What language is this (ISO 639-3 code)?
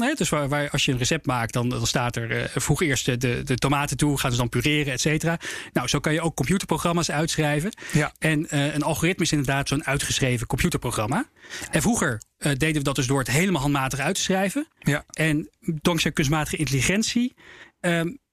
nld